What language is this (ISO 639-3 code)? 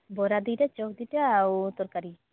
ori